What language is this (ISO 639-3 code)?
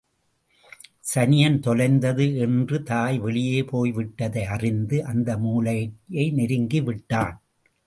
tam